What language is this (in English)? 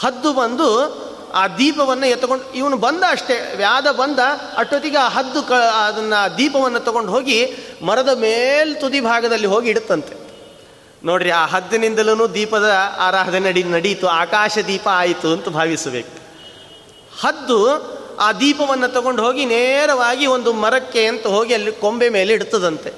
Kannada